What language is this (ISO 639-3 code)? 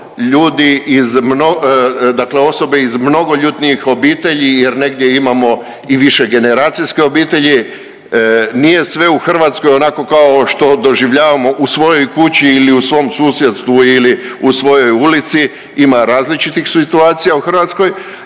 hrv